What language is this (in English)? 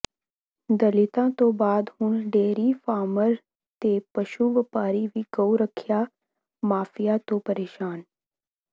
Punjabi